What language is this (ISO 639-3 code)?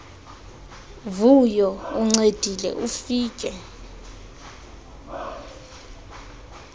xho